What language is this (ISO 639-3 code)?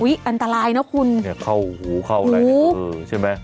tha